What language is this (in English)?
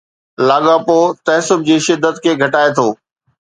Sindhi